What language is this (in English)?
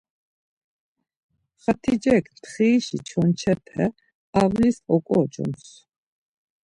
Laz